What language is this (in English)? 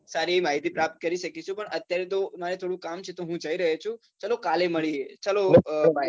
Gujarati